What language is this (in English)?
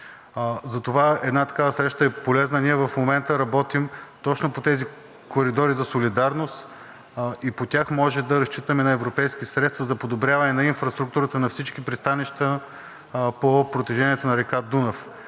Bulgarian